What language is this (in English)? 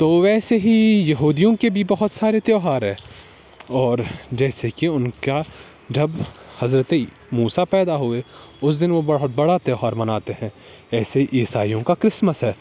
Urdu